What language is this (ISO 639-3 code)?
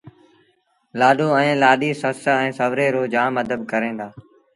sbn